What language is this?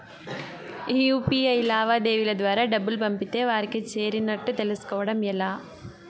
Telugu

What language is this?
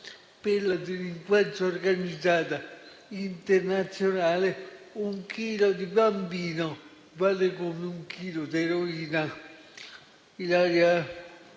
Italian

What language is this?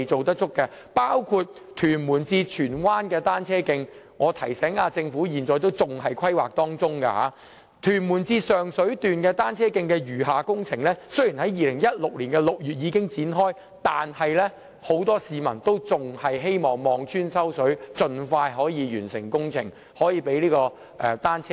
Cantonese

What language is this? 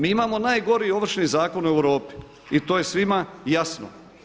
Croatian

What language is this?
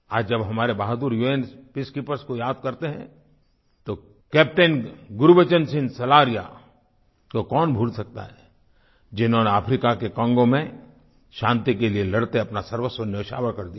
Hindi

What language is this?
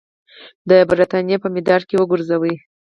Pashto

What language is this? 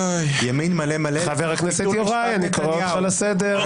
Hebrew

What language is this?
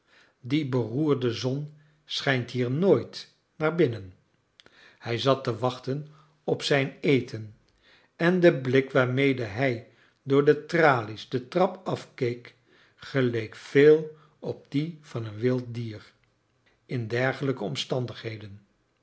Dutch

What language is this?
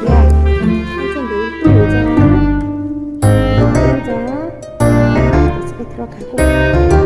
Korean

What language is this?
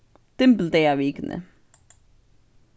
Faroese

